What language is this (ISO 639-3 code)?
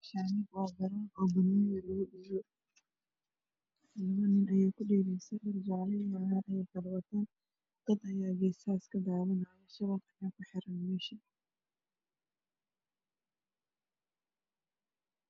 som